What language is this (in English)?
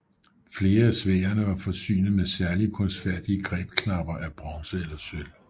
Danish